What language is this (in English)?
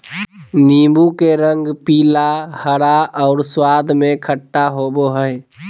Magahi